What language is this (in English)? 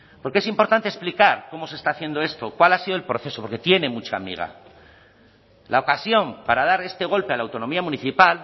Spanish